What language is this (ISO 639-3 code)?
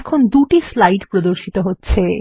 ben